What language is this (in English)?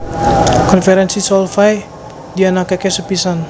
Javanese